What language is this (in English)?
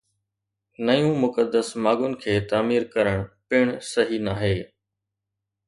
Sindhi